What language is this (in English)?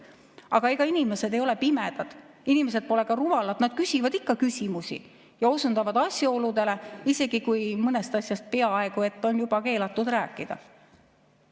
Estonian